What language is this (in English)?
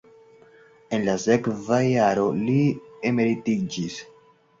Esperanto